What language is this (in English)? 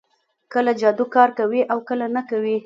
Pashto